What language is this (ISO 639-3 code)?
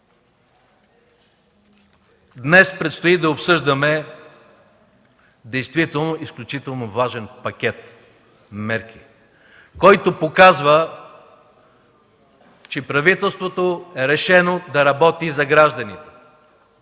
bul